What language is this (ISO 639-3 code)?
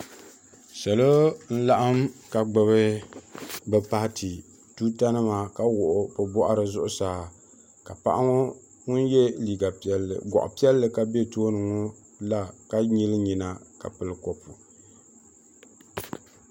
dag